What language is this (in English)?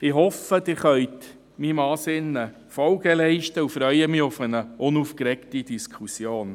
Swiss German